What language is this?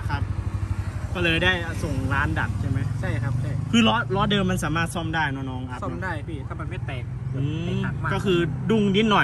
Thai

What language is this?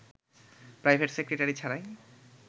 Bangla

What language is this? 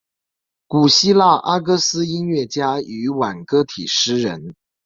Chinese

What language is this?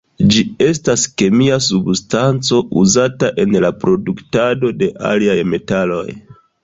Esperanto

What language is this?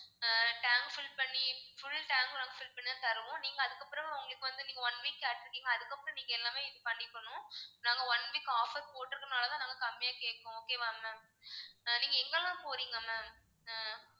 Tamil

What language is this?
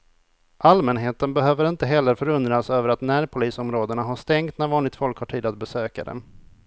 Swedish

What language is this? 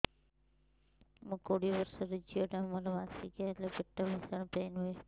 Odia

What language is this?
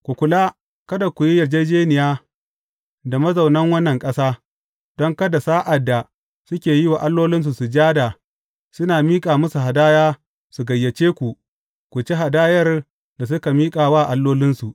Hausa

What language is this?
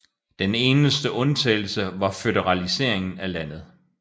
Danish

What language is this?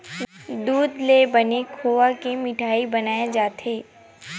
Chhattisgarhi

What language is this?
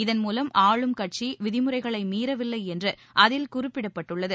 Tamil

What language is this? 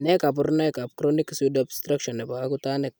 Kalenjin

